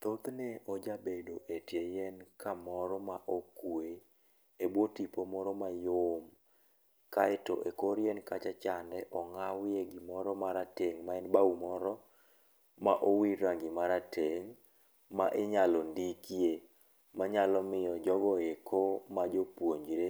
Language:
Luo (Kenya and Tanzania)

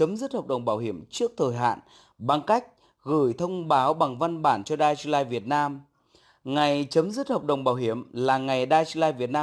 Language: Vietnamese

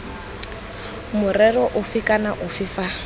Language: Tswana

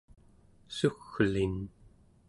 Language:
Central Yupik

